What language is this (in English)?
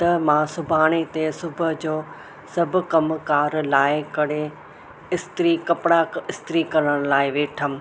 Sindhi